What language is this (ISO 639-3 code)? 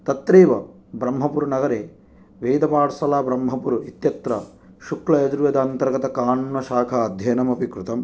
san